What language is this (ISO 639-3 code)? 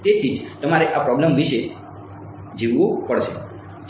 guj